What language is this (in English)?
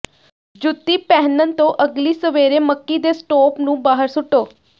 Punjabi